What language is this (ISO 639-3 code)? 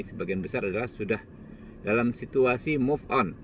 ind